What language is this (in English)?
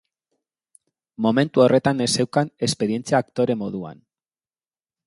Basque